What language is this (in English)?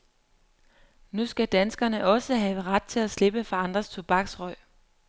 Danish